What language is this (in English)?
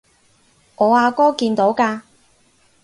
Cantonese